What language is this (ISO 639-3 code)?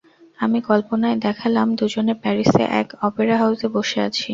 ben